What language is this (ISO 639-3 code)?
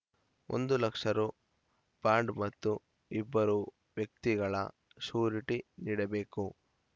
kan